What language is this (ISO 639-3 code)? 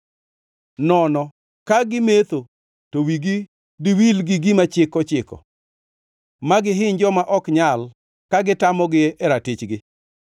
luo